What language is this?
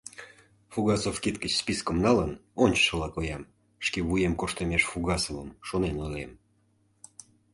Mari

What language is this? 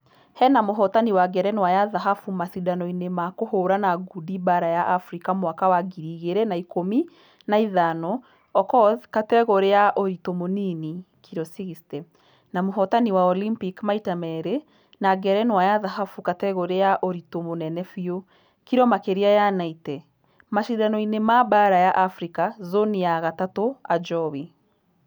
Kikuyu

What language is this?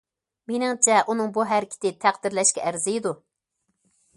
Uyghur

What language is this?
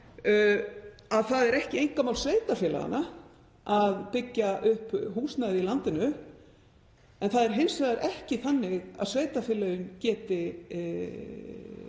Icelandic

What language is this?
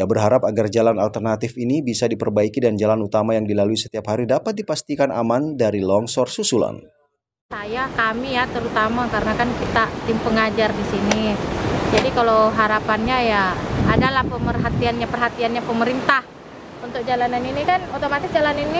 Indonesian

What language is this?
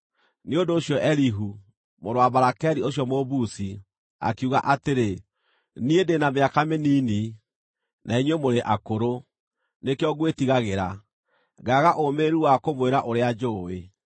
Kikuyu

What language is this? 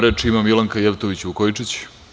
Serbian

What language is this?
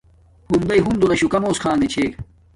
Domaaki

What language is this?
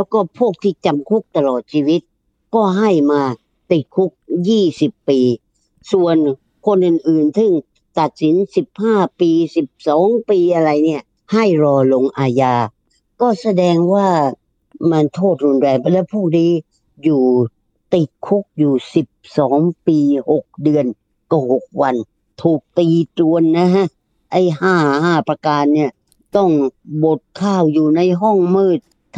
Thai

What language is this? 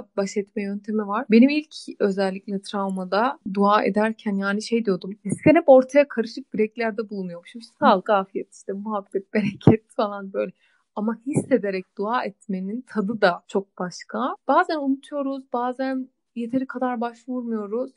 Turkish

